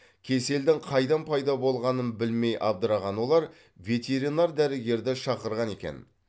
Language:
Kazakh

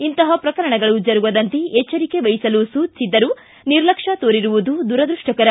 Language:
Kannada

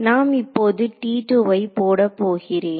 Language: Tamil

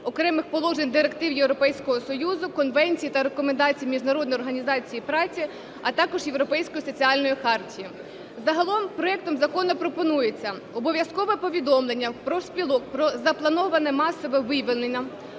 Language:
Ukrainian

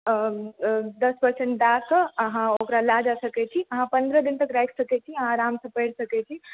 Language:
Maithili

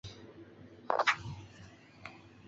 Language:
Chinese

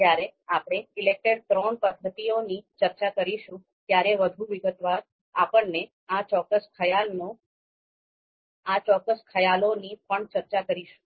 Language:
Gujarati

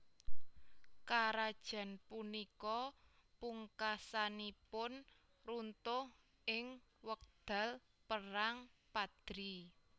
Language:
Javanese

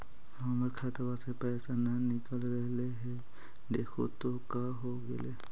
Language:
Magahi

